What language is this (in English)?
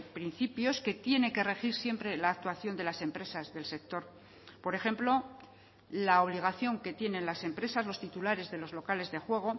Spanish